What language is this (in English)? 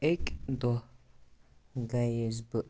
Kashmiri